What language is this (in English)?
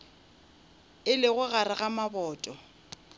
Northern Sotho